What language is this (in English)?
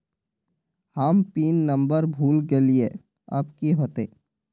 Magahi